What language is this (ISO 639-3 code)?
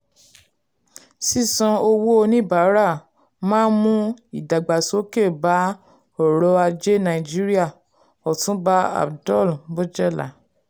yor